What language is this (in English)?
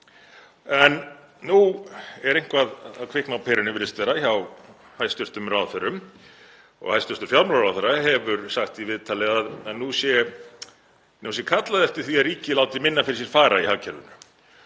Icelandic